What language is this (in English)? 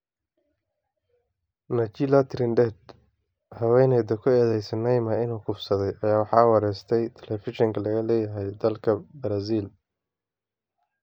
Somali